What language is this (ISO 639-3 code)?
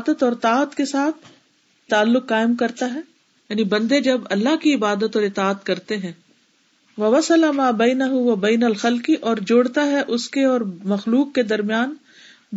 urd